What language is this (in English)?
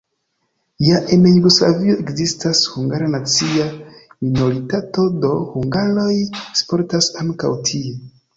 Esperanto